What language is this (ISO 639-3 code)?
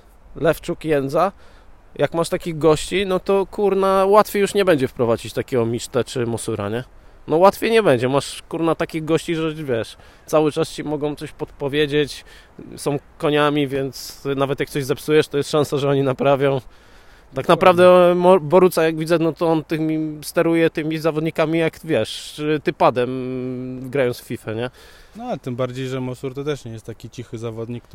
pol